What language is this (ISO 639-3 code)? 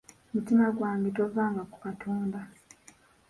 lug